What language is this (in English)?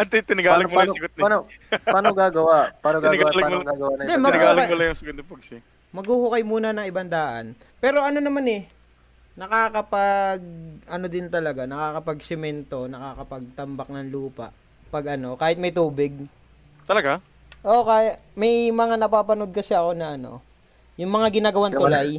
Filipino